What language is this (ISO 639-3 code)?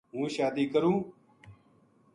gju